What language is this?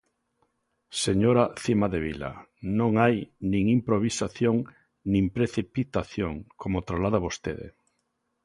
Galician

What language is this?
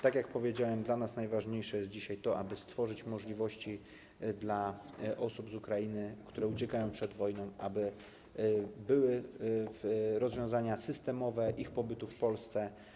Polish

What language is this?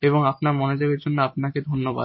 Bangla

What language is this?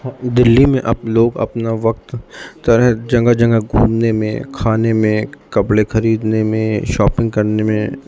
Urdu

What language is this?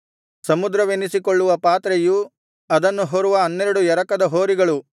Kannada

